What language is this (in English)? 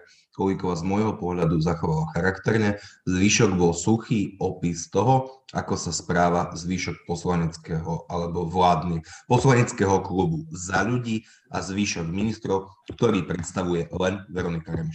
Slovak